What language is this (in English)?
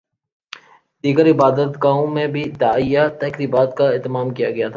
Urdu